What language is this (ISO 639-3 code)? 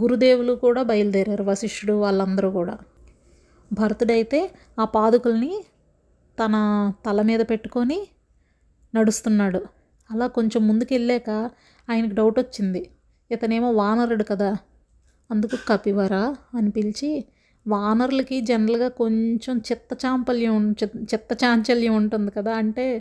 tel